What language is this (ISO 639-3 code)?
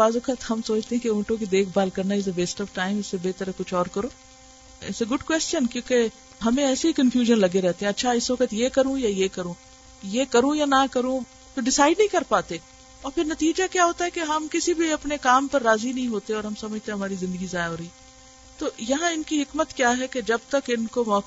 urd